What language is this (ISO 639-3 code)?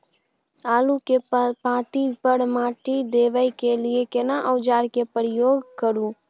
mai